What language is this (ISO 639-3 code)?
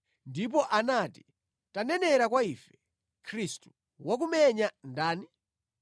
nya